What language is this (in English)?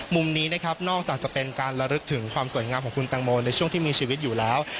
Thai